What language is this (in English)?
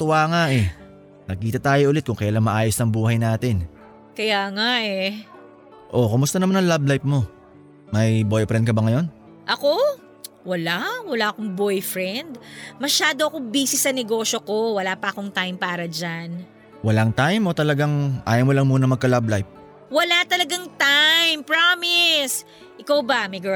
Filipino